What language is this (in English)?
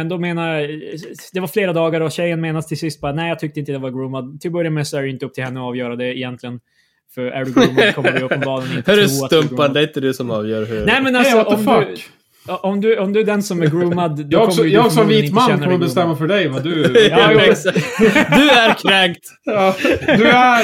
Swedish